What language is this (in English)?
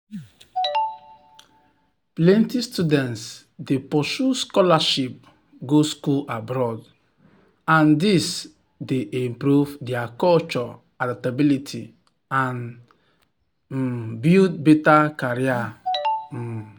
Nigerian Pidgin